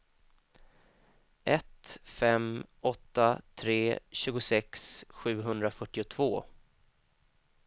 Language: Swedish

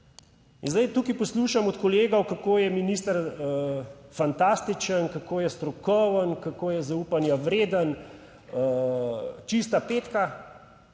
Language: Slovenian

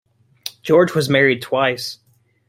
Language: English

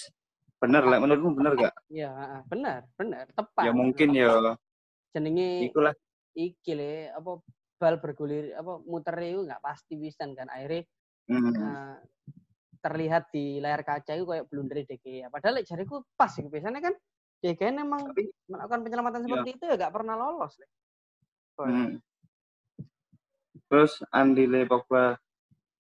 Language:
Indonesian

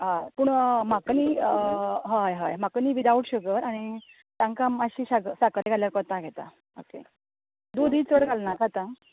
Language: Konkani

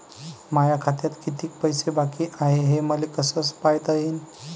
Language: Marathi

